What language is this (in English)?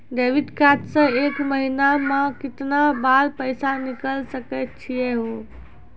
Maithili